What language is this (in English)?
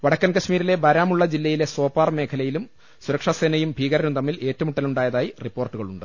Malayalam